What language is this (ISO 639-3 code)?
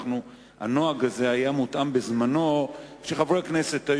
heb